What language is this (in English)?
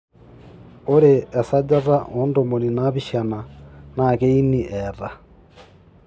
Masai